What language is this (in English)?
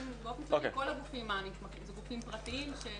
Hebrew